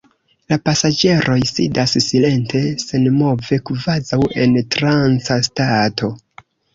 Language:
Esperanto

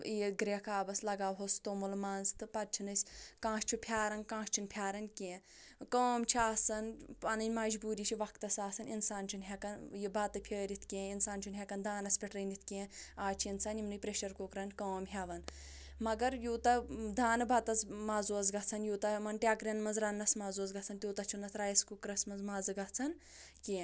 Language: Kashmiri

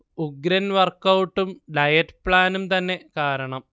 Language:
Malayalam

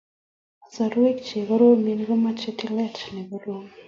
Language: Kalenjin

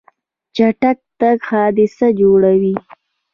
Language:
Pashto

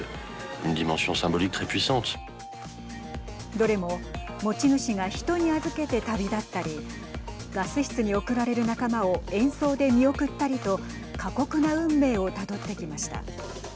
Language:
Japanese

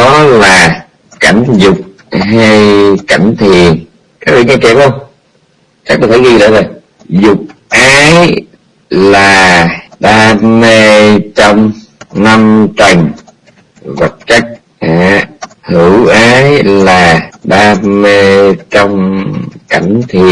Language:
Vietnamese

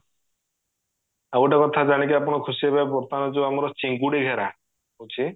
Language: Odia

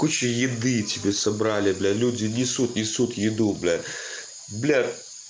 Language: Russian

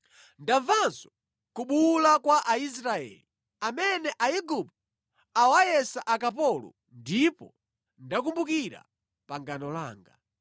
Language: Nyanja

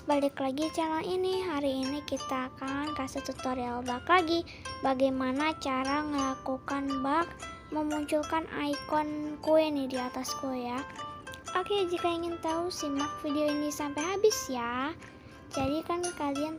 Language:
Indonesian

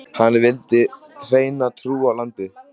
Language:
Icelandic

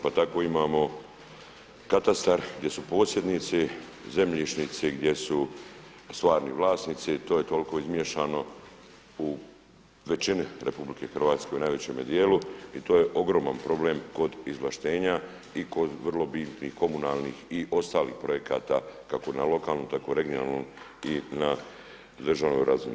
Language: Croatian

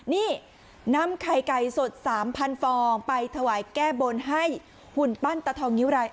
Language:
Thai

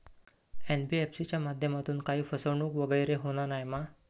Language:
Marathi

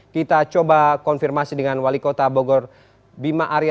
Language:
Indonesian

